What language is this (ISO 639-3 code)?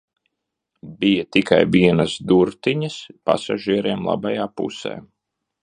lav